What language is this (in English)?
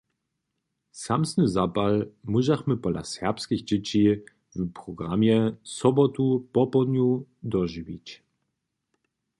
Upper Sorbian